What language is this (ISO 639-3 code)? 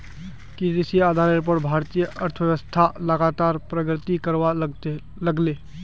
mag